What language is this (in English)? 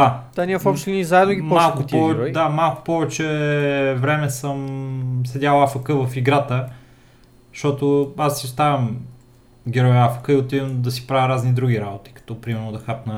Bulgarian